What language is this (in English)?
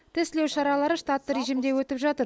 Kazakh